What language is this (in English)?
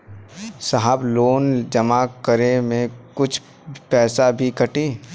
Bhojpuri